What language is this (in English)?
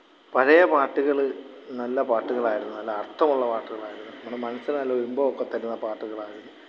Malayalam